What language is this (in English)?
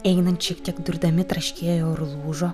Lithuanian